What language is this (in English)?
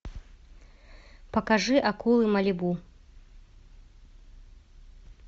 Russian